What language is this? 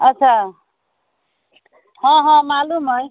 Maithili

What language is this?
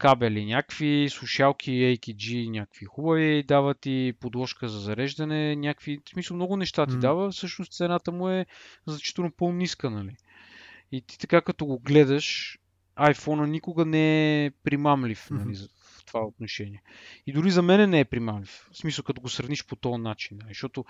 Bulgarian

